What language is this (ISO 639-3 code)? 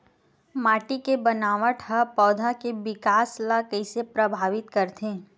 hne